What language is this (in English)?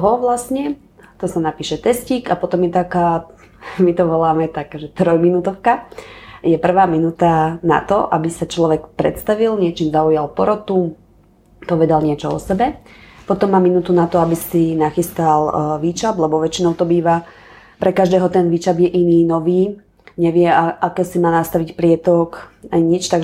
Slovak